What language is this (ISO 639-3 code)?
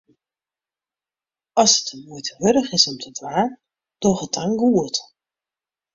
fry